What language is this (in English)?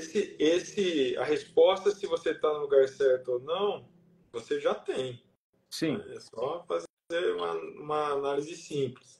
Portuguese